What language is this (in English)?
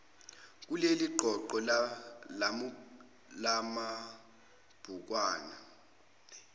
Zulu